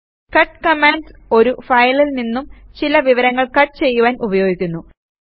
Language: Malayalam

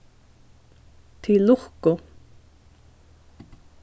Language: Faroese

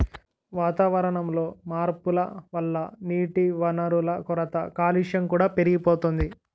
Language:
Telugu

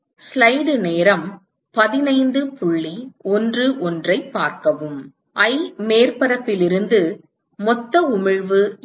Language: Tamil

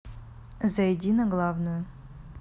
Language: Russian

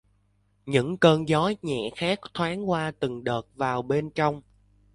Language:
Vietnamese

